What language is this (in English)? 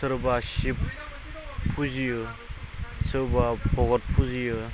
Bodo